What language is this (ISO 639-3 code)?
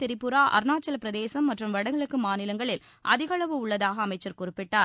tam